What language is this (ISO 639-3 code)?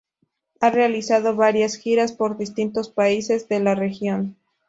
spa